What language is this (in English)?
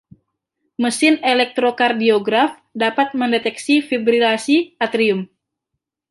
Indonesian